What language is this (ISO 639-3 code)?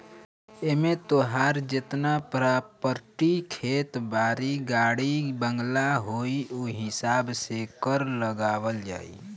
bho